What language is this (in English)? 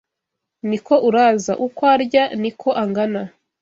Kinyarwanda